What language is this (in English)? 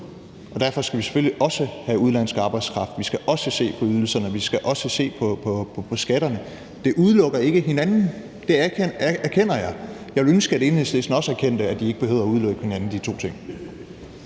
Danish